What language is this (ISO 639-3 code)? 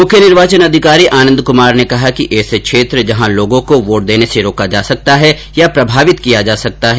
hin